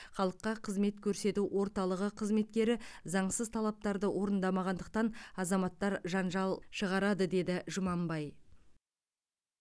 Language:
Kazakh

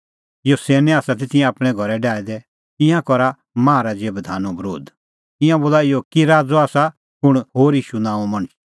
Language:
Kullu Pahari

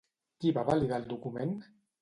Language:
Catalan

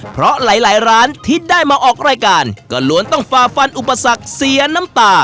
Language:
Thai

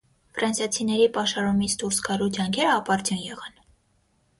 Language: Armenian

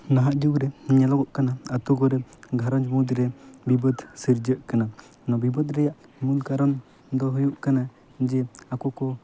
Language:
Santali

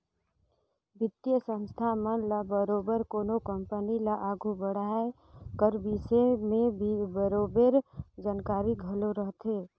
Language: Chhattisgarhi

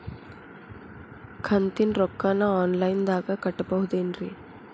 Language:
Kannada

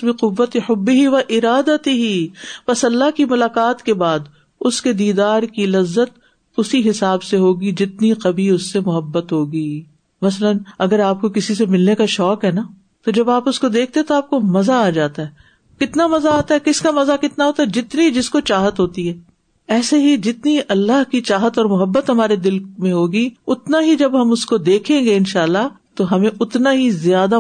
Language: Urdu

